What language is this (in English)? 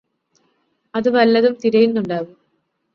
Malayalam